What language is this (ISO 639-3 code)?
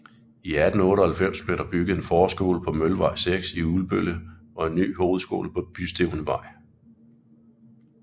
dan